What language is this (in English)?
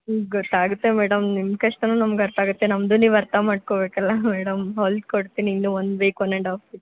Kannada